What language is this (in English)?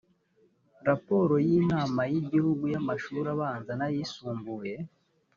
Kinyarwanda